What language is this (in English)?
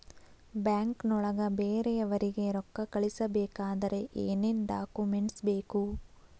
Kannada